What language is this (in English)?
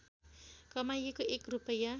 Nepali